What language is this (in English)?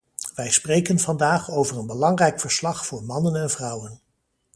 Dutch